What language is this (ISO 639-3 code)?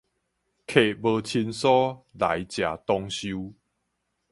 nan